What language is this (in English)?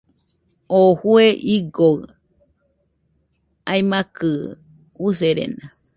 Nüpode Huitoto